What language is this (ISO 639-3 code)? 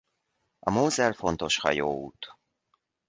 hun